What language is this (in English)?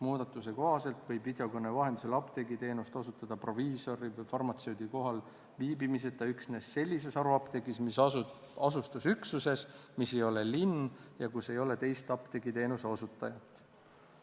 Estonian